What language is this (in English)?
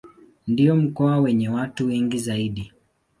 Swahili